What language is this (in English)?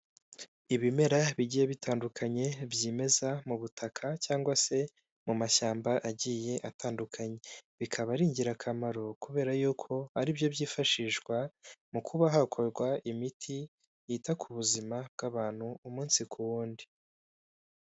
Kinyarwanda